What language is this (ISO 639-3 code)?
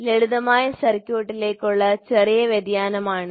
mal